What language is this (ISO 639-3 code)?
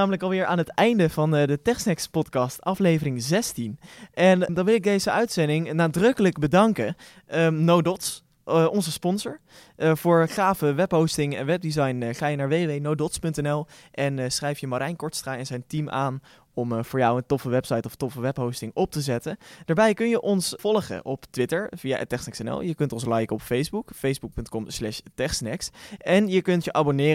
nld